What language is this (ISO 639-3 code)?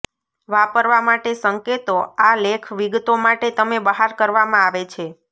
guj